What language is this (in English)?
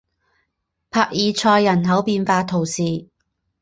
Chinese